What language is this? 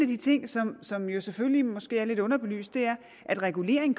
Danish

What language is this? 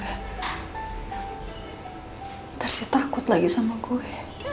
Indonesian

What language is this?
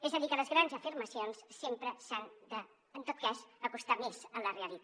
Catalan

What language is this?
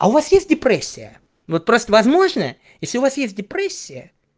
Russian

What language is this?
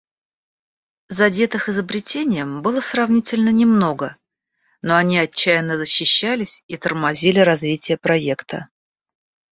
Russian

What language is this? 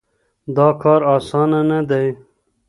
Pashto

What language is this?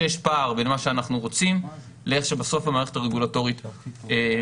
Hebrew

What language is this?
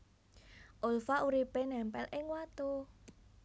Javanese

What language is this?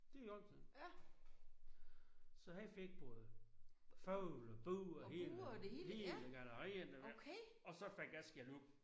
Danish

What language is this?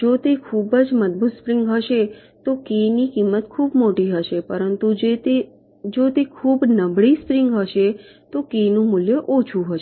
Gujarati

